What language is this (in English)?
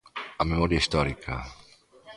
Galician